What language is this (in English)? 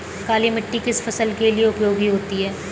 Hindi